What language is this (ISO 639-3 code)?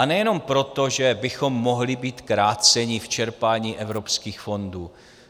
ces